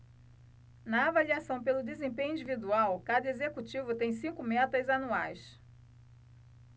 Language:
Portuguese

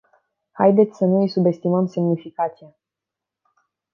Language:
Romanian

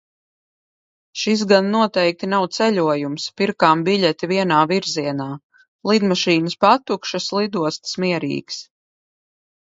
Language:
Latvian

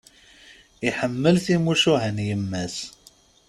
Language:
Kabyle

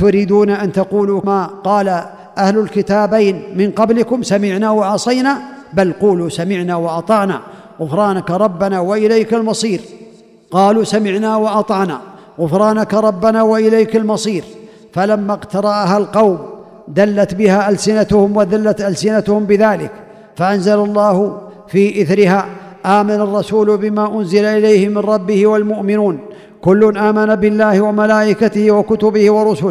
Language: Arabic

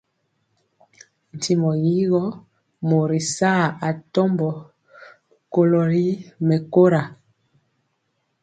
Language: Mpiemo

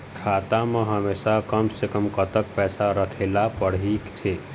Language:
Chhattisgarhi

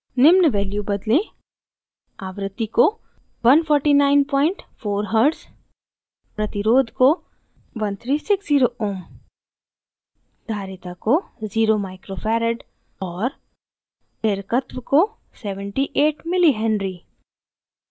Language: Hindi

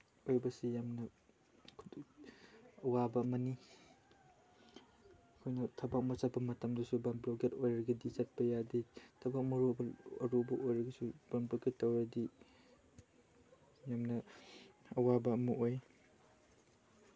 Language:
Manipuri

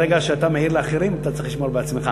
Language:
Hebrew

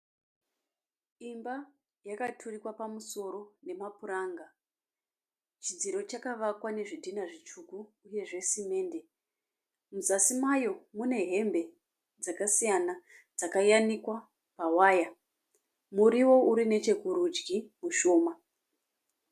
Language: Shona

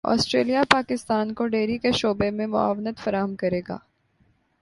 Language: Urdu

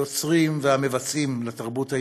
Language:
Hebrew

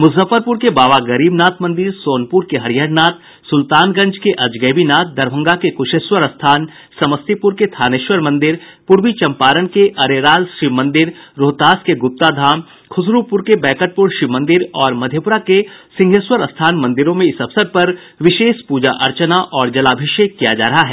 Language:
Hindi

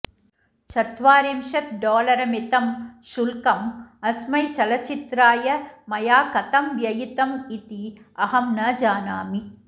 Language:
Sanskrit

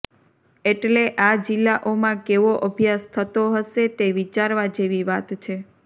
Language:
Gujarati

